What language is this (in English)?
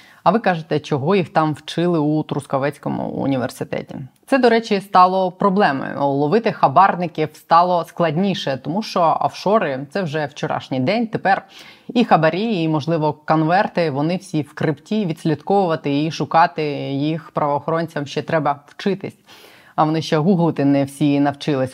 Ukrainian